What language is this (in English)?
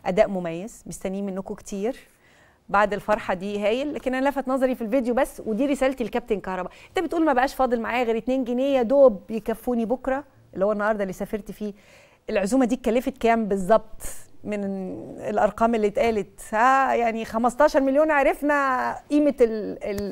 Arabic